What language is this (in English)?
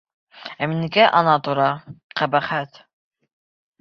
Bashkir